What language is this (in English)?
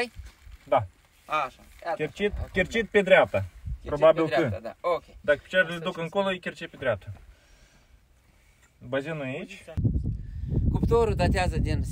Romanian